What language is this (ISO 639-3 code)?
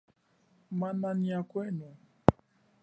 cjk